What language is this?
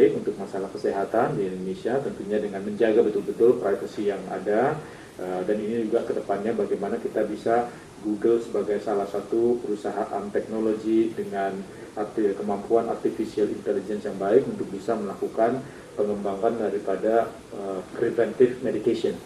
Indonesian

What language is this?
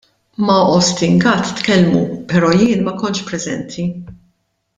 Maltese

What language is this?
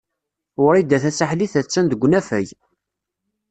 Kabyle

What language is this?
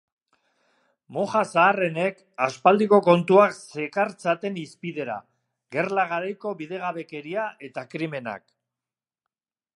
Basque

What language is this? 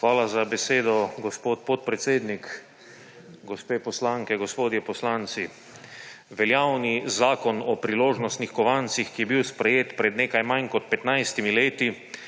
Slovenian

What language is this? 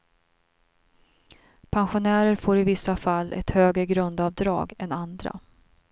Swedish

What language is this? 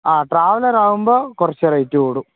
Malayalam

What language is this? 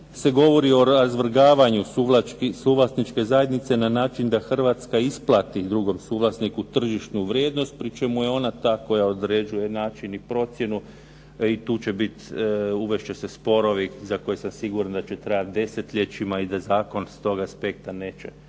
Croatian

